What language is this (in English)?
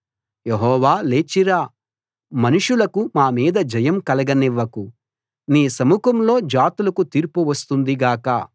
Telugu